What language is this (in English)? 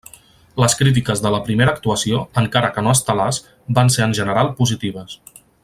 Catalan